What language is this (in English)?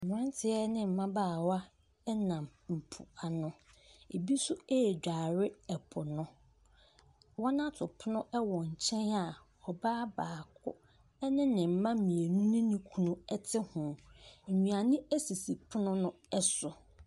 Akan